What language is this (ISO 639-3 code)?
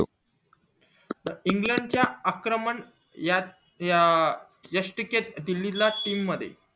mar